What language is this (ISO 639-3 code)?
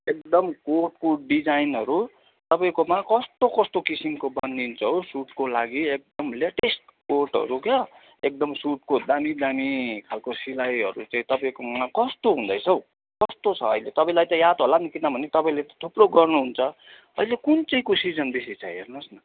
nep